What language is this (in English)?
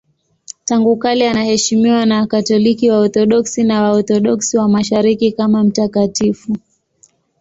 Swahili